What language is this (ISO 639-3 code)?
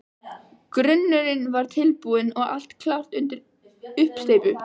isl